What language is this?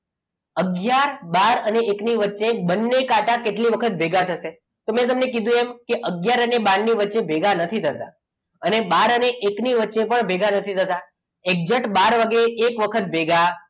Gujarati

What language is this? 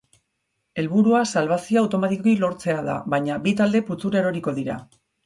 Basque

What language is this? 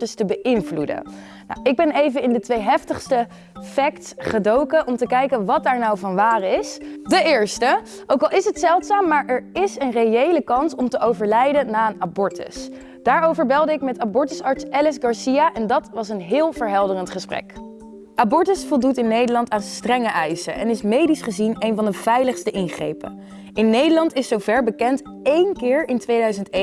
Dutch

